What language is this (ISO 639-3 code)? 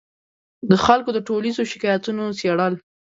pus